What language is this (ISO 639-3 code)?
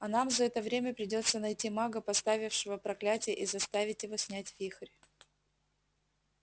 rus